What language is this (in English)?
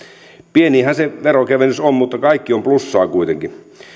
Finnish